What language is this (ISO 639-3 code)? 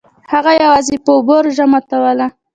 pus